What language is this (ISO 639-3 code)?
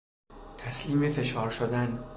fas